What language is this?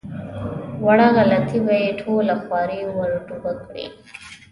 Pashto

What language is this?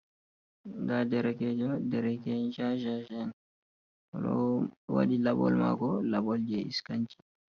Fula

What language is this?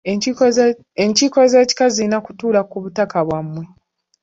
Ganda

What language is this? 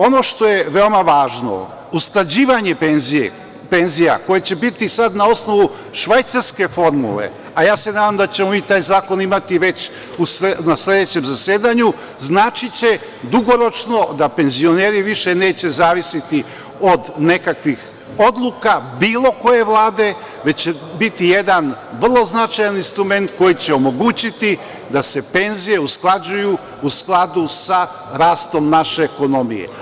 Serbian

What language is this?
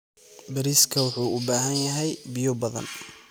Somali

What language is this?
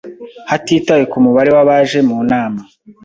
Kinyarwanda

